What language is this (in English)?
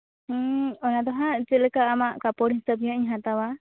Santali